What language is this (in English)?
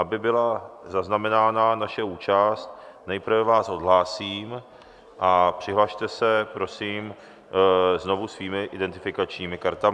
Czech